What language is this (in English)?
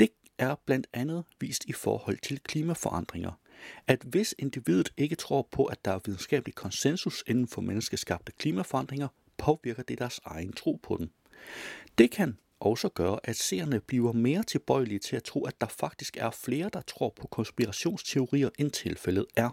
Danish